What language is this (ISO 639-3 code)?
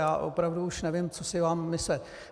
ces